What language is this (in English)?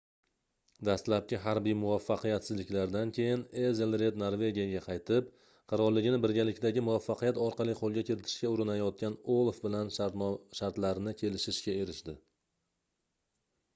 Uzbek